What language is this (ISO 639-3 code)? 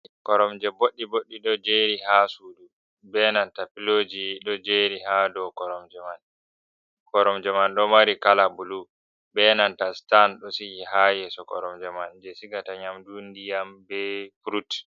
ful